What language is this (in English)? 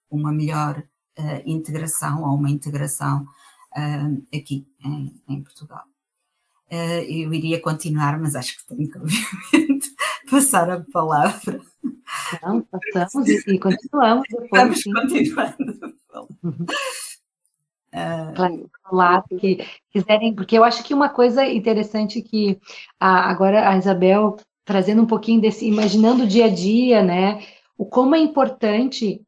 Portuguese